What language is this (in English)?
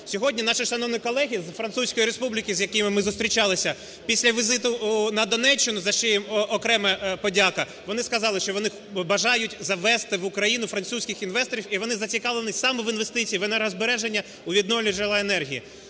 Ukrainian